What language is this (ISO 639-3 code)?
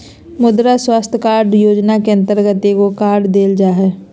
mag